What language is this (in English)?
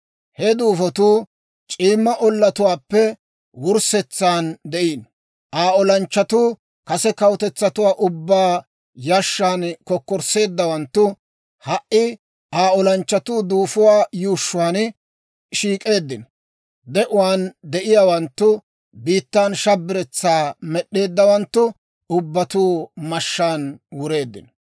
Dawro